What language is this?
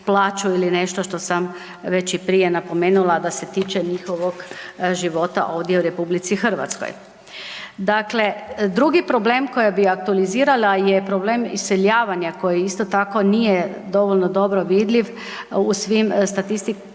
Croatian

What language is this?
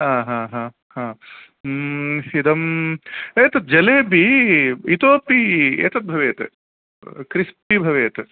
Sanskrit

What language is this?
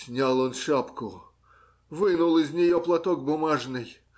Russian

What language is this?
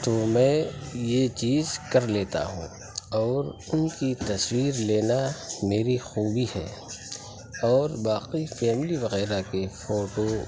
Urdu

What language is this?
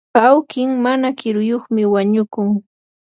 Yanahuanca Pasco Quechua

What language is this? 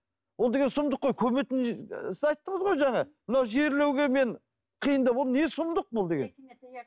Kazakh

